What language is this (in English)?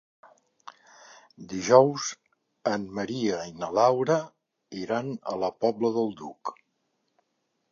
Catalan